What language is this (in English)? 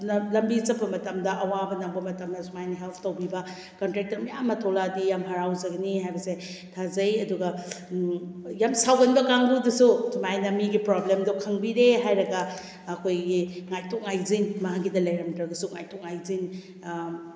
Manipuri